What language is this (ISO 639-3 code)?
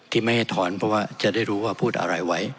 tha